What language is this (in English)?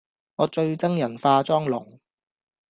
Cantonese